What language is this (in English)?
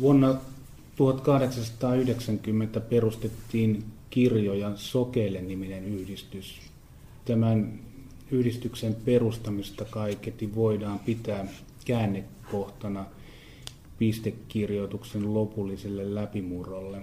Finnish